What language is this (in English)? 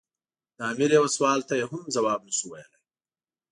Pashto